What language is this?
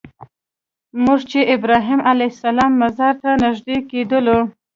Pashto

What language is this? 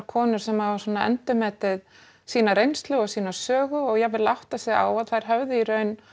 Icelandic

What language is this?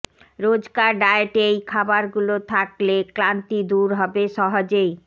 Bangla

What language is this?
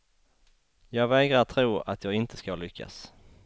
Swedish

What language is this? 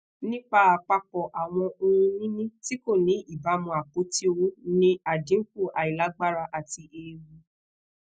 Yoruba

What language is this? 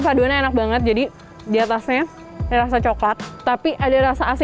Indonesian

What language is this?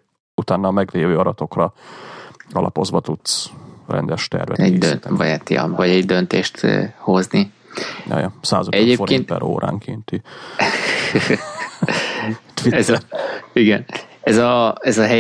Hungarian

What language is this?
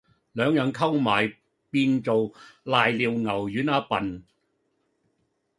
Cantonese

